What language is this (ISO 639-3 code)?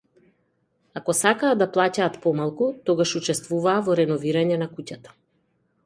mkd